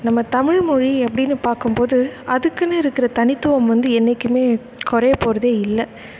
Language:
Tamil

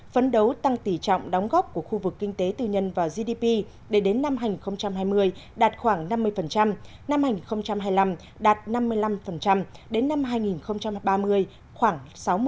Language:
Vietnamese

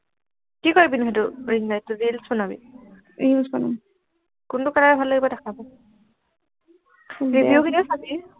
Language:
Assamese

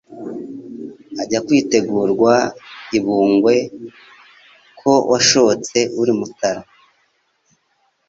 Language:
Kinyarwanda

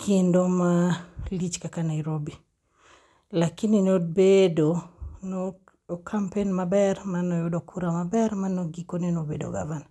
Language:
Luo (Kenya and Tanzania)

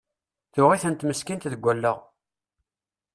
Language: Kabyle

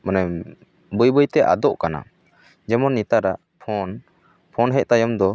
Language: Santali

